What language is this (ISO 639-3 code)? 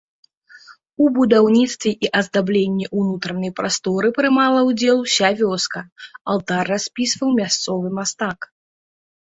bel